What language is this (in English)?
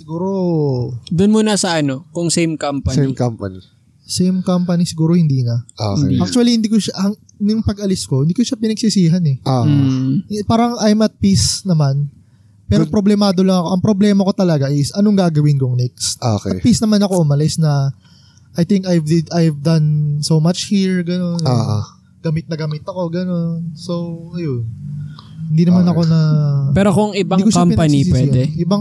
Filipino